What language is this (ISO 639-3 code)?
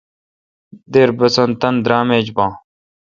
xka